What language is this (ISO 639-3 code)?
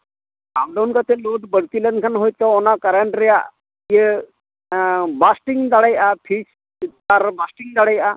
sat